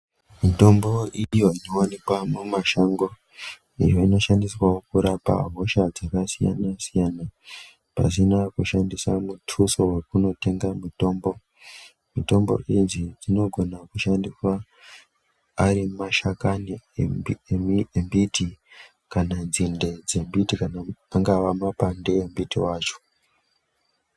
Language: Ndau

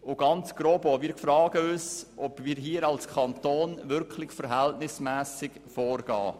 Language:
Swiss German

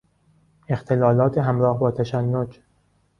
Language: Persian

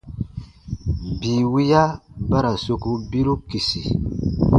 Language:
Baatonum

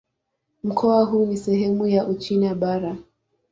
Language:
Swahili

